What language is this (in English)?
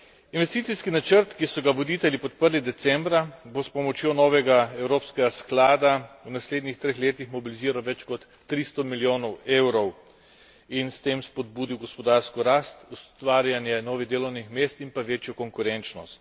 Slovenian